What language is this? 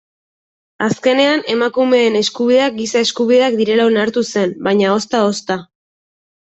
Basque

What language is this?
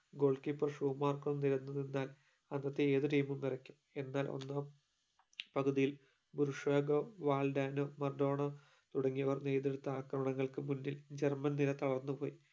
Malayalam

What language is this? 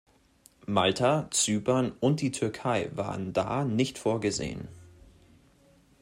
German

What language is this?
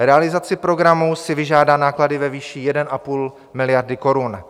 Czech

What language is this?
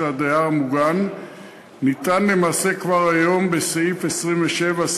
Hebrew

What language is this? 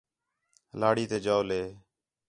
Khetrani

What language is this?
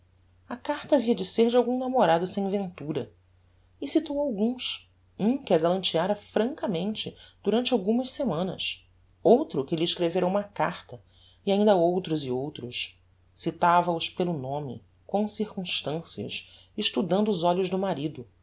Portuguese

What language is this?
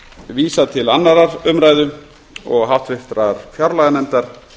Icelandic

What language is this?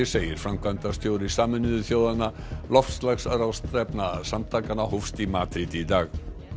Icelandic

